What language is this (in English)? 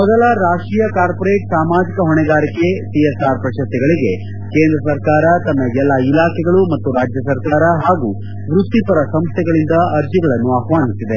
Kannada